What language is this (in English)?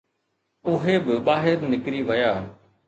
Sindhi